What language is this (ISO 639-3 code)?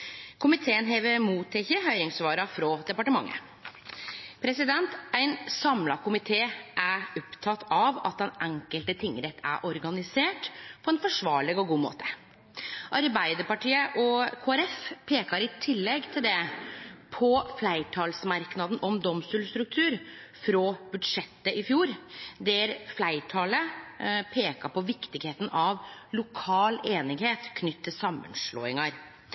nno